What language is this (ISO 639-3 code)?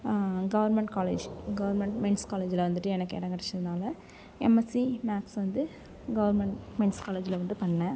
tam